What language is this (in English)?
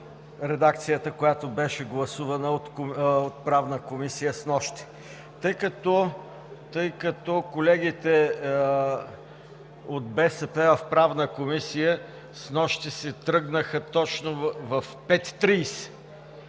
Bulgarian